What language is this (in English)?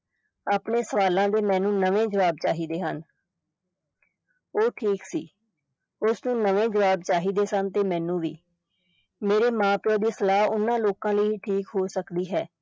Punjabi